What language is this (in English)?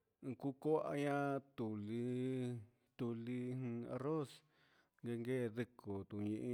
Huitepec Mixtec